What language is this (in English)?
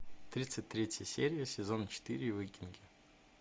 Russian